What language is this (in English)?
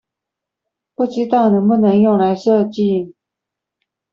Chinese